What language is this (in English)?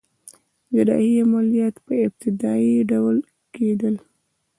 Pashto